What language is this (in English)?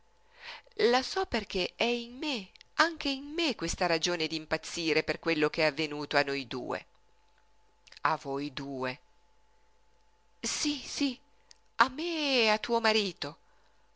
Italian